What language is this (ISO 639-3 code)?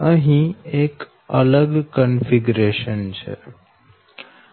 guj